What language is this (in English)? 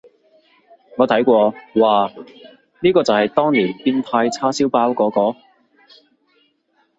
Cantonese